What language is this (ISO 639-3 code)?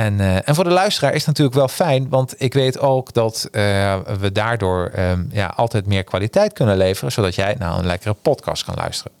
nld